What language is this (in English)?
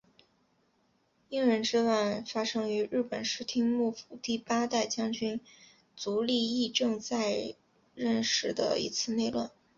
Chinese